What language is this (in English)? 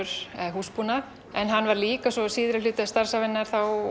Icelandic